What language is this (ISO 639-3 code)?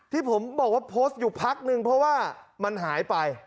tha